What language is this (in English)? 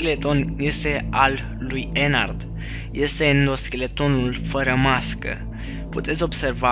Romanian